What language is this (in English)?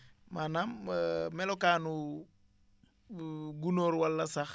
Wolof